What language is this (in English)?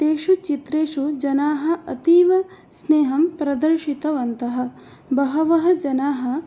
Sanskrit